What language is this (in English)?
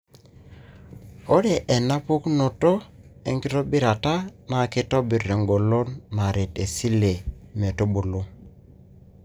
Masai